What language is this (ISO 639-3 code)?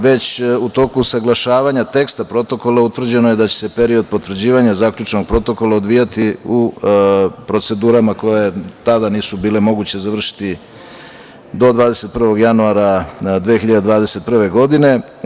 srp